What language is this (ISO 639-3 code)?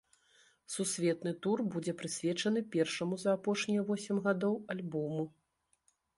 bel